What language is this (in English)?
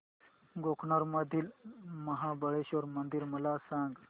Marathi